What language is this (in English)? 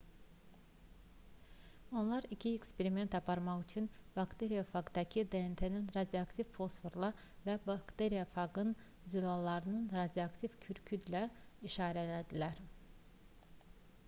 Azerbaijani